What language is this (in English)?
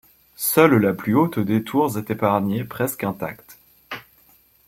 French